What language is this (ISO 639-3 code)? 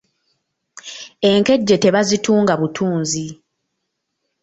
lug